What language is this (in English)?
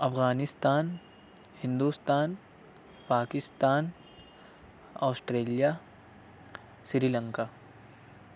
Urdu